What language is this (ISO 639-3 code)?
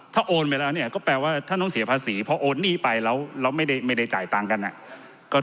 tha